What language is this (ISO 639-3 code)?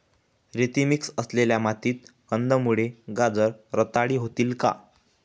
mar